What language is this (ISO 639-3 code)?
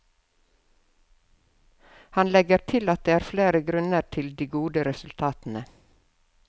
nor